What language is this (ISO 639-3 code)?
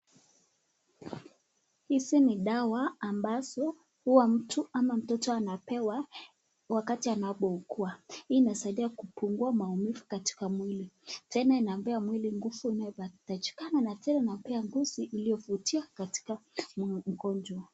swa